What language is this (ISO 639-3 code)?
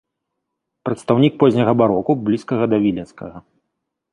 bel